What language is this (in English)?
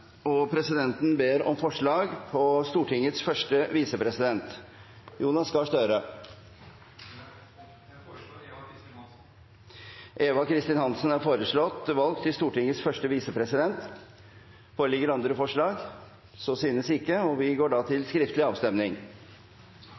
Norwegian